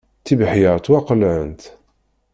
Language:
Kabyle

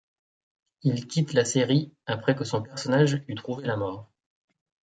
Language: French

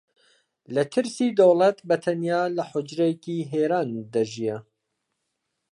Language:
Central Kurdish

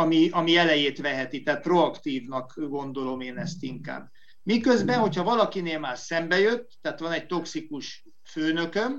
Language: Hungarian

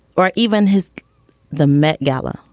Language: English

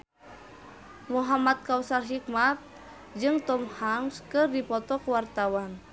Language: Sundanese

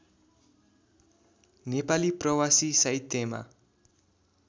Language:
Nepali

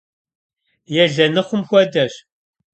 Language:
Kabardian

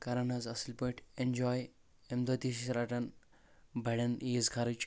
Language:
Kashmiri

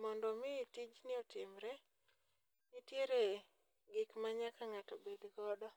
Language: Luo (Kenya and Tanzania)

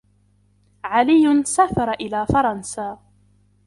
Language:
Arabic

